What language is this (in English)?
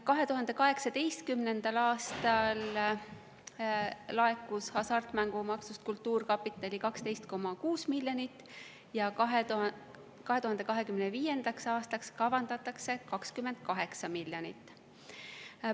Estonian